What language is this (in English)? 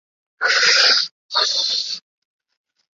Chinese